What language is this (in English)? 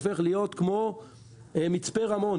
Hebrew